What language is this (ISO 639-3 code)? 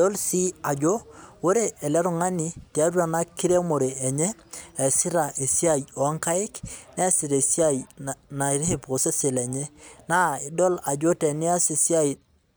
mas